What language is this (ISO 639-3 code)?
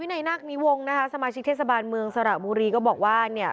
tha